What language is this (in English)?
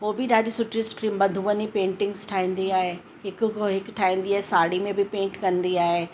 Sindhi